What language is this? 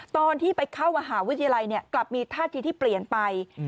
Thai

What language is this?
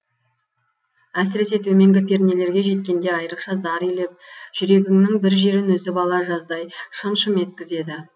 Kazakh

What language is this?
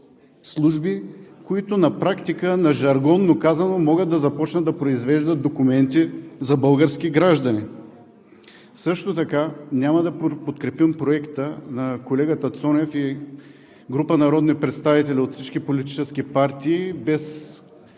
Bulgarian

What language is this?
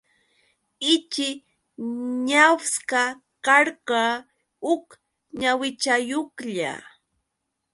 Yauyos Quechua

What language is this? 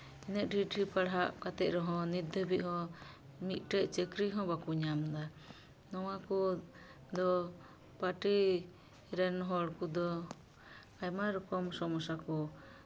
Santali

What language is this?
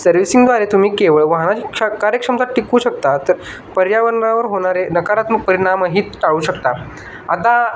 Marathi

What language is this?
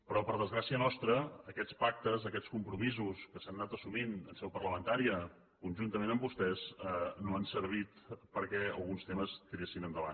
Catalan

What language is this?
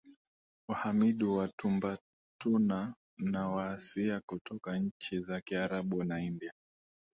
Swahili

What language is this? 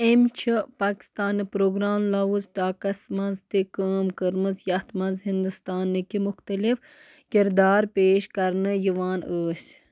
Kashmiri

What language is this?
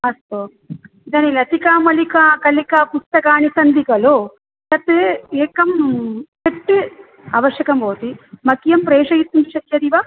Sanskrit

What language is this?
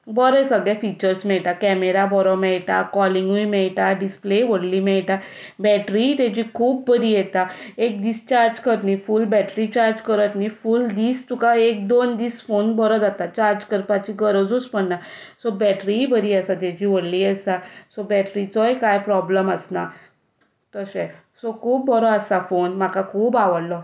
Konkani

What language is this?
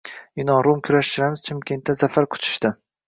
Uzbek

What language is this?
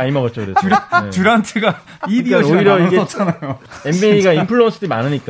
Korean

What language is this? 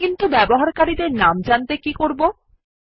Bangla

